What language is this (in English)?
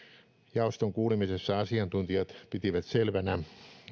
Finnish